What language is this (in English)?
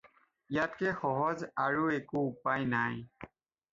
Assamese